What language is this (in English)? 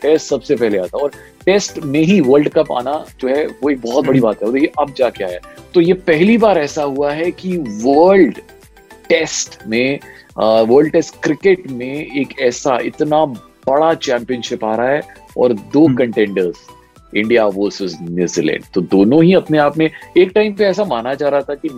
Hindi